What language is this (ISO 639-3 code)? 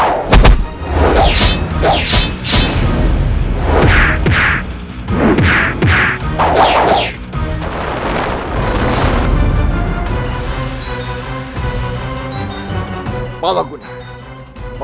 ind